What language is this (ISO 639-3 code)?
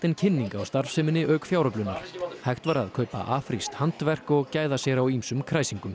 isl